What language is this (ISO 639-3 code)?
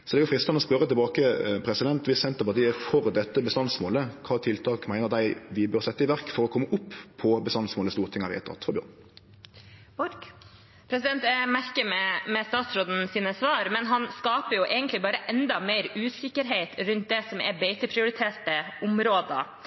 nor